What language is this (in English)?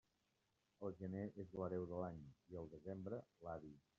Catalan